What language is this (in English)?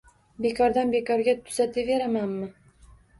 Uzbek